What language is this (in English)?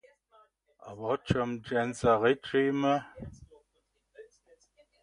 Upper Sorbian